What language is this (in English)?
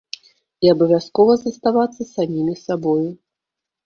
Belarusian